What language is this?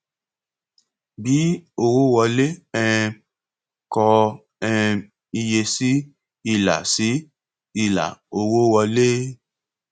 Yoruba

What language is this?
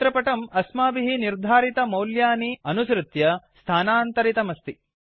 Sanskrit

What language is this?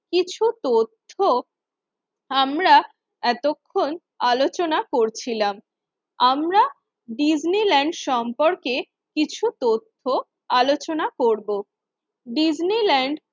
Bangla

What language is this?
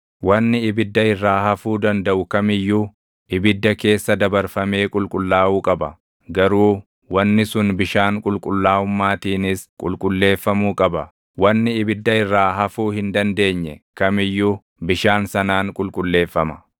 Oromo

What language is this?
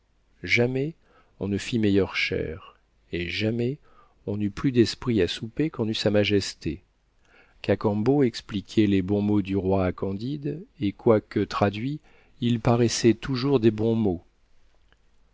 French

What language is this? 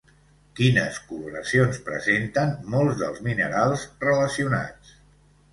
Catalan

